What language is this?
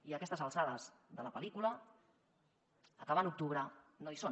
Catalan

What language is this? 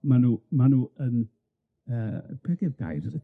Welsh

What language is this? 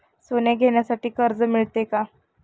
Marathi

